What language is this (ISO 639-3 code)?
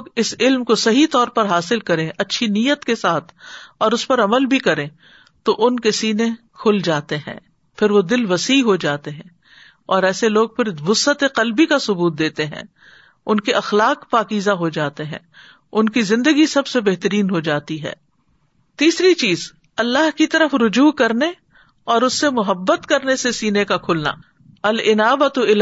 urd